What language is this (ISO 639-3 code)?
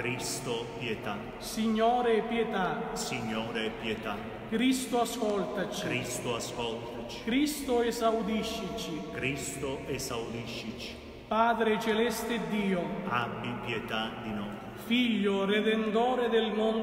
ita